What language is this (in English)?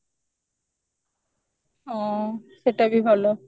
Odia